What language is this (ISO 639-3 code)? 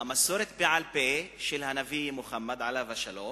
heb